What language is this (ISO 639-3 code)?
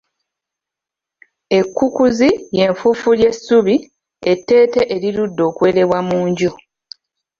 lug